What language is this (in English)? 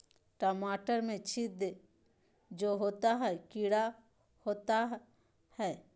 Magahi